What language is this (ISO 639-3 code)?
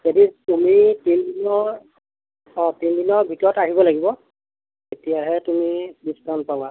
asm